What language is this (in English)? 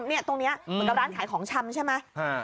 Thai